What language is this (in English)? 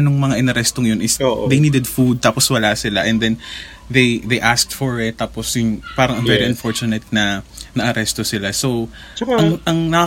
Filipino